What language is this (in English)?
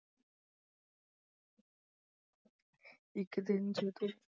Punjabi